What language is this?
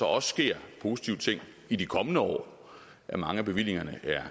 Danish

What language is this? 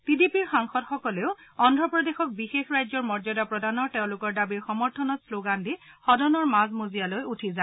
Assamese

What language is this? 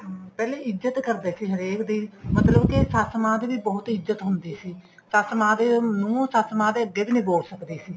Punjabi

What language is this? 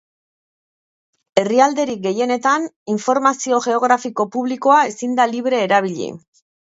Basque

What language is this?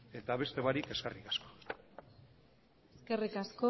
Basque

